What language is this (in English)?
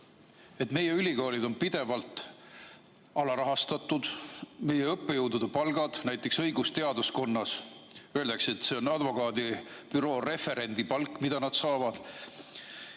Estonian